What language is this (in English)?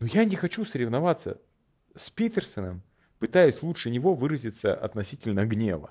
Russian